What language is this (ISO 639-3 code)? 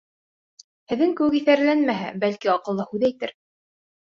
bak